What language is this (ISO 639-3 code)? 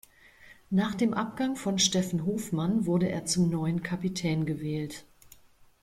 deu